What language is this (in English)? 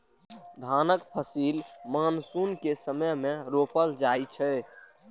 Maithili